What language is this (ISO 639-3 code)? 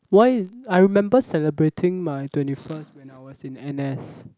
eng